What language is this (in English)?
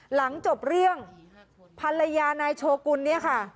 Thai